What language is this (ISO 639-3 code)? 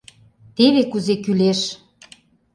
chm